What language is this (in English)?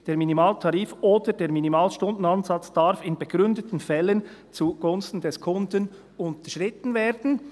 Swiss German